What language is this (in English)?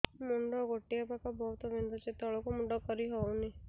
Odia